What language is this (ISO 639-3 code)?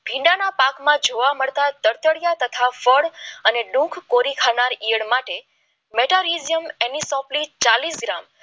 guj